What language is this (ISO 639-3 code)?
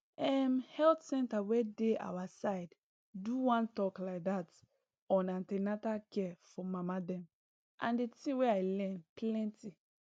pcm